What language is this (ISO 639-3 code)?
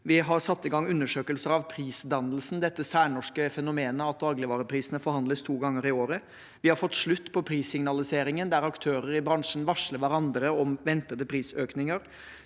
nor